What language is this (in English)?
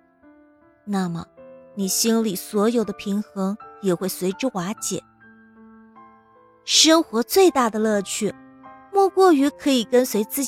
Chinese